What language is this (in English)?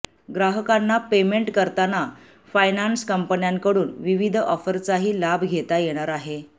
Marathi